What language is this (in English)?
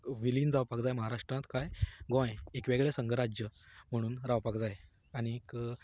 Konkani